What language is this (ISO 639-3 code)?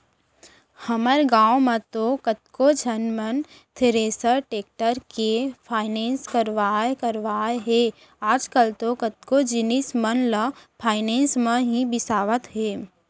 hne